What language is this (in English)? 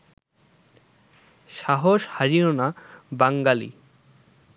Bangla